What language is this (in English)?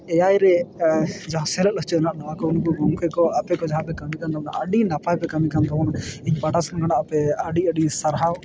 Santali